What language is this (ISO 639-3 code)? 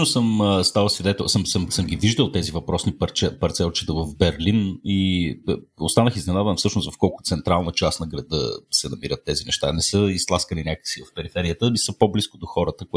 bul